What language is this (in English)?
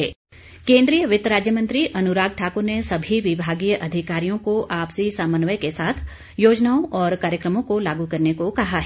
Hindi